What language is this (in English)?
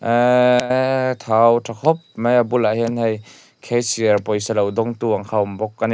Mizo